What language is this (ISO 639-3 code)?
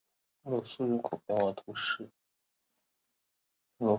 zho